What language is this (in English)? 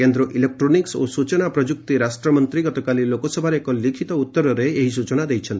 Odia